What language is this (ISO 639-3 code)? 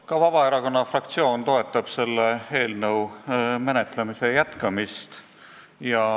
est